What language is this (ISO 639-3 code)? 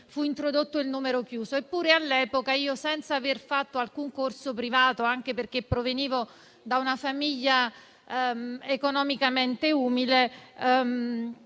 ita